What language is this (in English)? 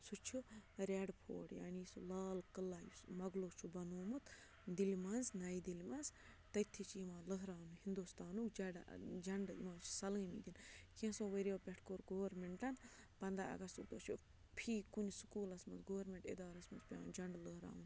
Kashmiri